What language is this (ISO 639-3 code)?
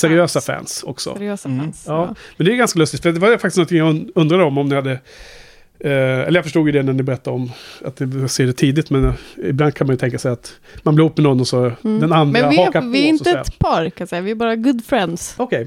swe